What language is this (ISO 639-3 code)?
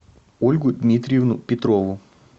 rus